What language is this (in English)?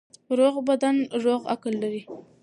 Pashto